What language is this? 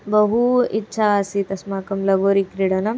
Sanskrit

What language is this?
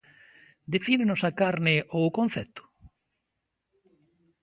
Galician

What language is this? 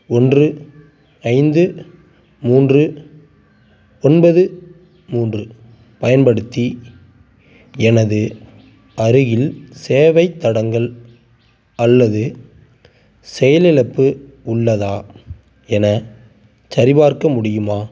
Tamil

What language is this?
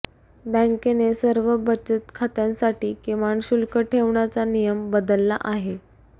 Marathi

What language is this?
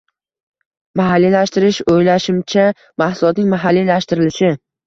Uzbek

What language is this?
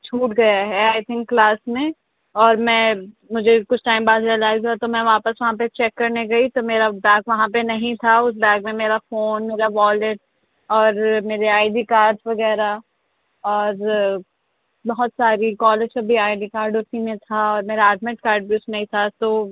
Urdu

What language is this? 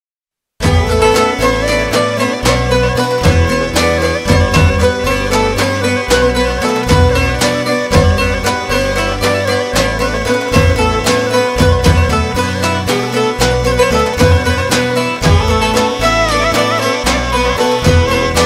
Romanian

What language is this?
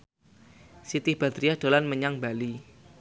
Javanese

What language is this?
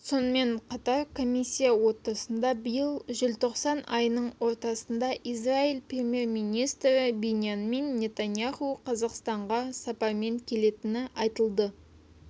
Kazakh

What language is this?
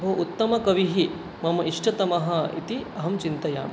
Sanskrit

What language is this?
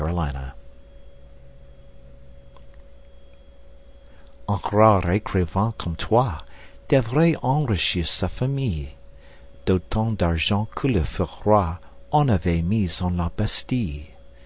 French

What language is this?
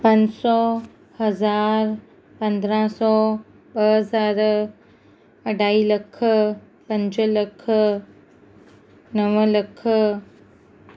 Sindhi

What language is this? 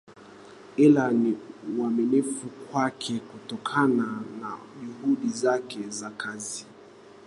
Swahili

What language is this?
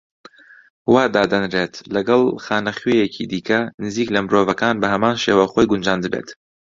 Central Kurdish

